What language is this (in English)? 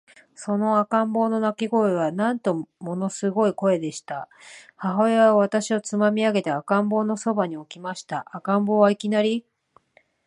Japanese